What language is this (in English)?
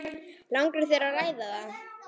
Icelandic